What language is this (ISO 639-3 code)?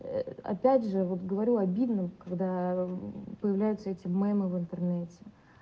rus